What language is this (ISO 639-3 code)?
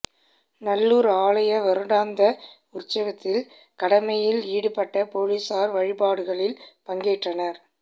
tam